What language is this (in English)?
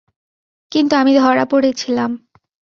Bangla